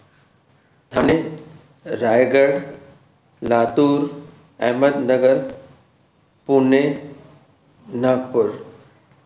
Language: Sindhi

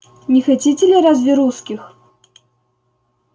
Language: Russian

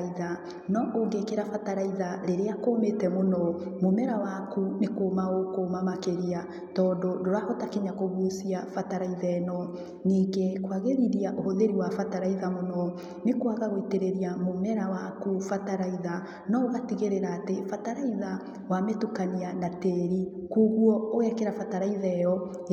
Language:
Kikuyu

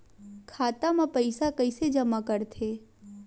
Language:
Chhattisgarhi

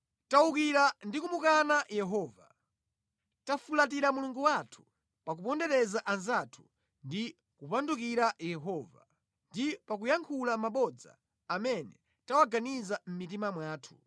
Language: Nyanja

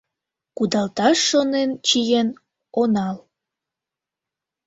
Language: Mari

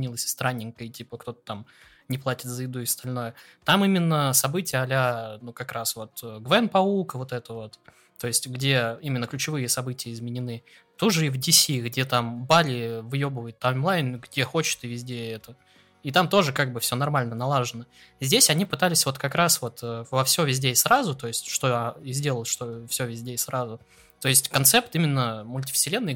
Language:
Russian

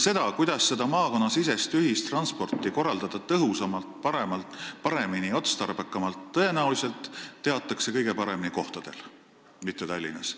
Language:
Estonian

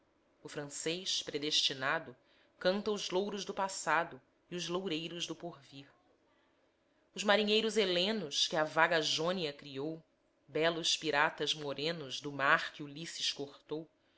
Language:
Portuguese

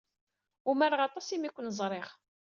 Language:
Kabyle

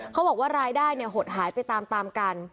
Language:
Thai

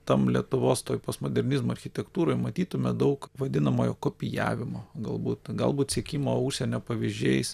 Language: Lithuanian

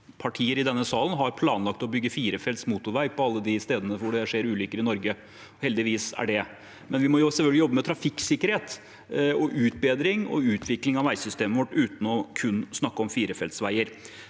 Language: Norwegian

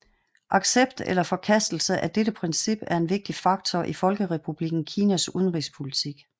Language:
Danish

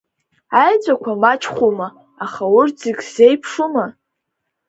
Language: Abkhazian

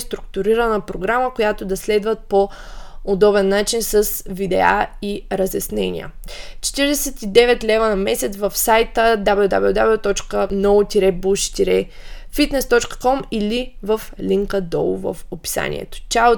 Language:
Bulgarian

